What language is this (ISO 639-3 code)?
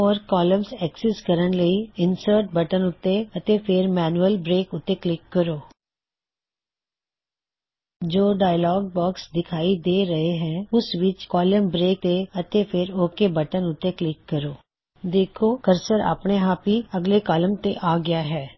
pan